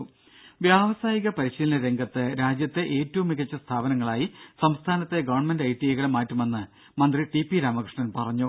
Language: Malayalam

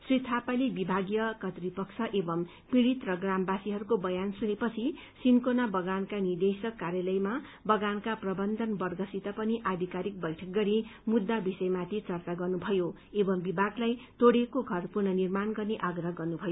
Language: Nepali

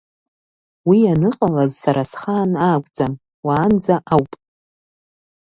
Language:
Abkhazian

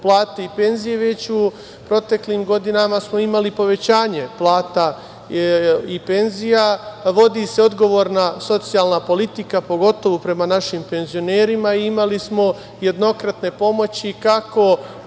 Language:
Serbian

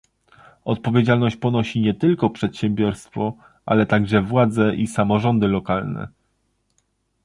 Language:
Polish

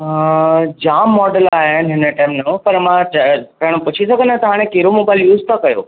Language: Sindhi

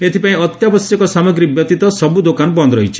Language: Odia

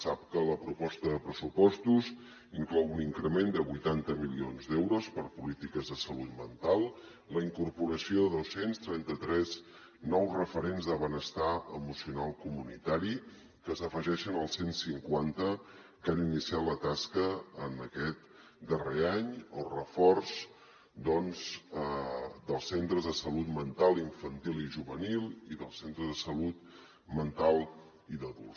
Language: Catalan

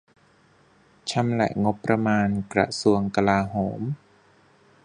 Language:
Thai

